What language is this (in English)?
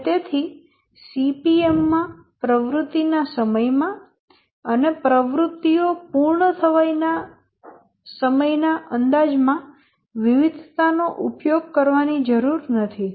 Gujarati